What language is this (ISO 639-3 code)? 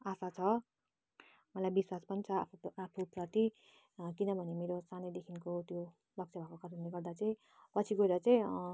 nep